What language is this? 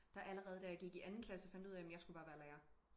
Danish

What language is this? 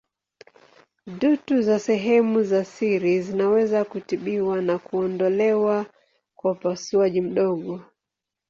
Swahili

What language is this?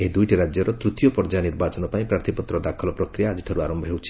Odia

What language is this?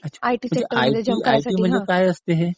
Marathi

